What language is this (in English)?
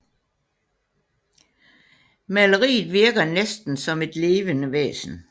Danish